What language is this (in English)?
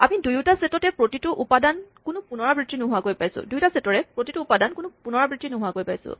Assamese